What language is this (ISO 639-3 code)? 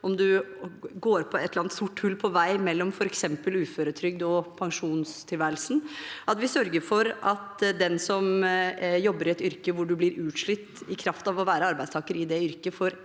nor